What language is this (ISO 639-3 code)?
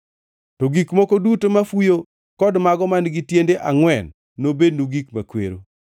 luo